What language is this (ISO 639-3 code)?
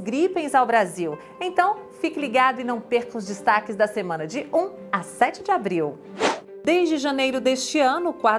por